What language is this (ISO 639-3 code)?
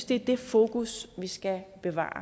dan